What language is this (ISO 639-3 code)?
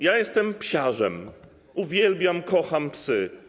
pol